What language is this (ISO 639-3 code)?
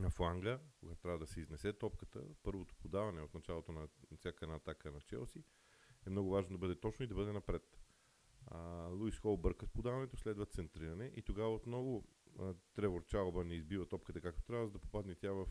bul